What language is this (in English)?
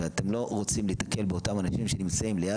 Hebrew